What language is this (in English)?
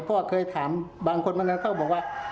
Thai